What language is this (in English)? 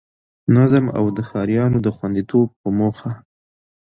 Pashto